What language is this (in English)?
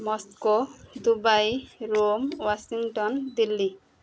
Odia